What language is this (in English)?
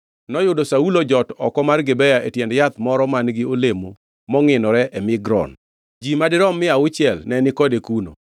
Luo (Kenya and Tanzania)